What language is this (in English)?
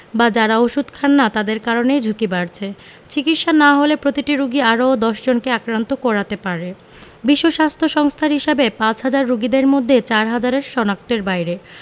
Bangla